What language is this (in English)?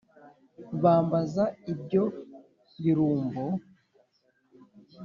Kinyarwanda